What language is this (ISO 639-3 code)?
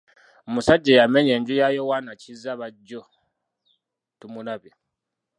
lug